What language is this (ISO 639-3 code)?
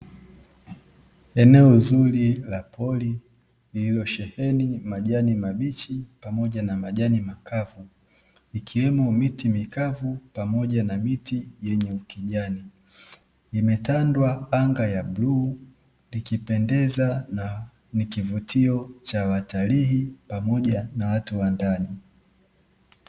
swa